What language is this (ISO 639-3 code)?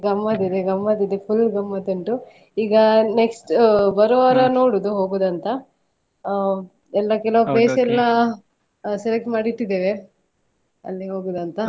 kan